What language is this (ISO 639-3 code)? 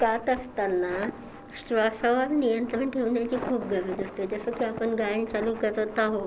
mar